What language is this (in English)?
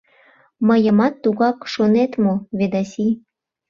Mari